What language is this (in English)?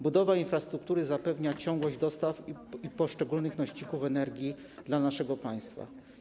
Polish